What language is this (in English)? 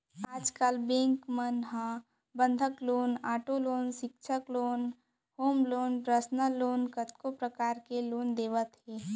Chhattisgarhi